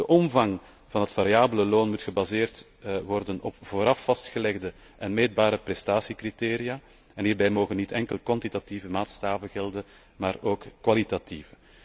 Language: Dutch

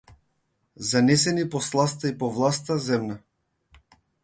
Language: Macedonian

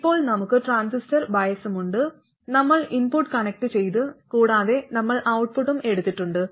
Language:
Malayalam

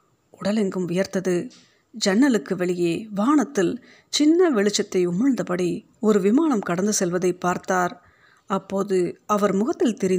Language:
Tamil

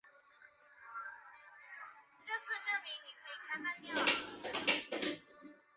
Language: Chinese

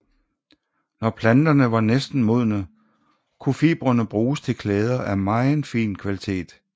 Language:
Danish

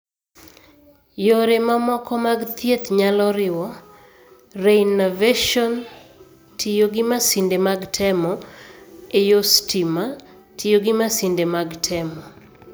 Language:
Luo (Kenya and Tanzania)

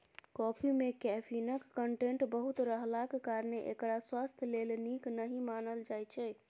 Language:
Maithili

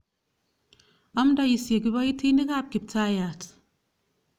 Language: Kalenjin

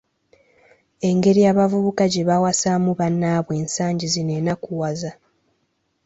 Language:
Ganda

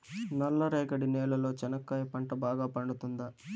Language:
Telugu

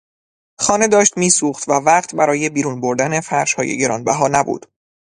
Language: Persian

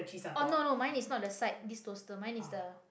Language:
English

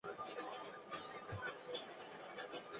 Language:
Chinese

